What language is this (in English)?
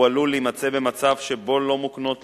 Hebrew